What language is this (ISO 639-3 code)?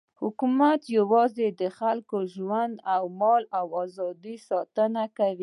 pus